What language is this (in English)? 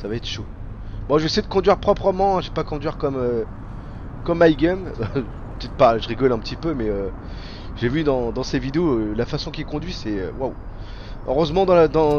French